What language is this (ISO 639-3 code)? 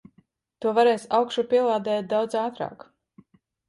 lav